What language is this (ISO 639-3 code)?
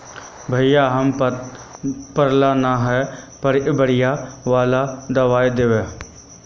mag